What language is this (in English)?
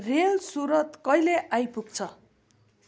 Nepali